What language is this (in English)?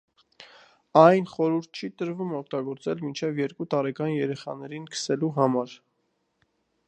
Armenian